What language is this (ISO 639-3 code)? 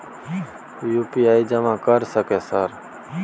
mai